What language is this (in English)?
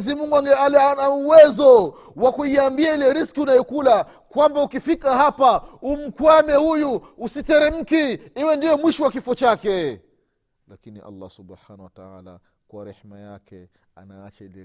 Swahili